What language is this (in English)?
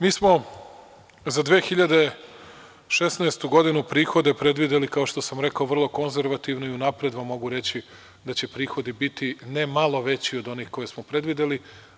Serbian